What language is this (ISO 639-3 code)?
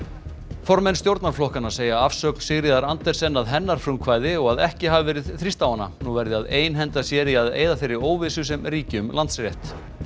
isl